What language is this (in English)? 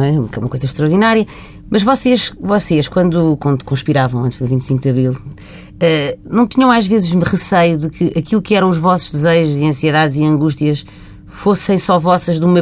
Portuguese